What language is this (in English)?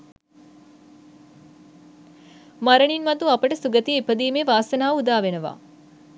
Sinhala